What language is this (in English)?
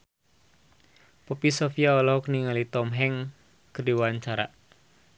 Sundanese